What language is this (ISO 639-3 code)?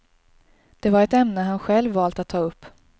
swe